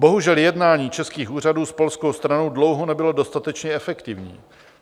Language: Czech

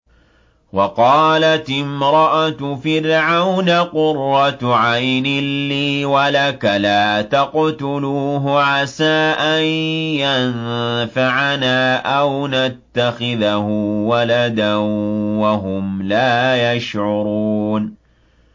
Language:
Arabic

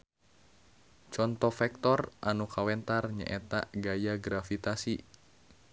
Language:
Sundanese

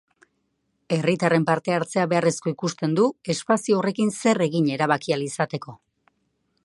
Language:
Basque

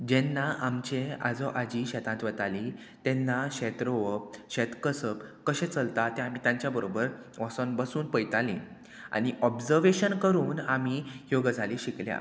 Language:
Konkani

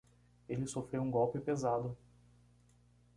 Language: Portuguese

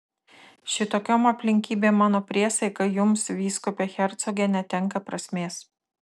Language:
Lithuanian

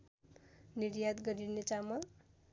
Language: Nepali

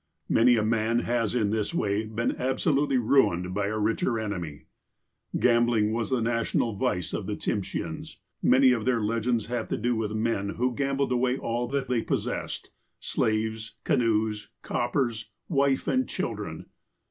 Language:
English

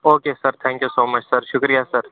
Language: Kashmiri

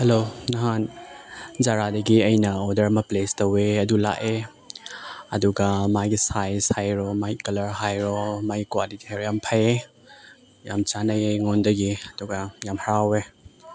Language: Manipuri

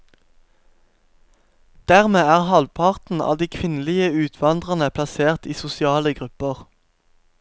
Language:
Norwegian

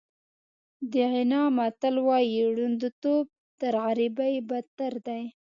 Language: Pashto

